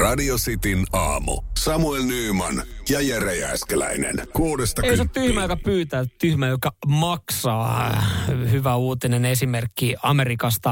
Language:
Finnish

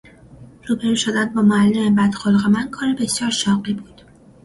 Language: Persian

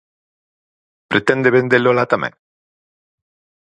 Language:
Galician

